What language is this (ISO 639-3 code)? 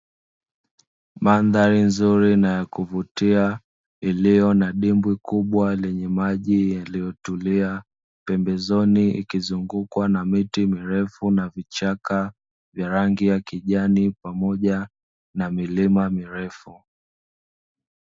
swa